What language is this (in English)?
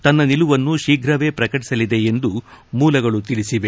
Kannada